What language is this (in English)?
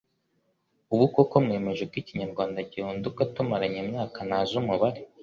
Kinyarwanda